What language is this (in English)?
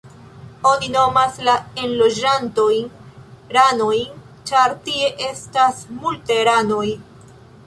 Esperanto